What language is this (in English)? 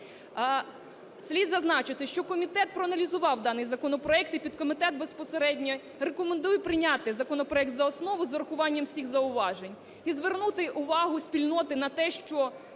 Ukrainian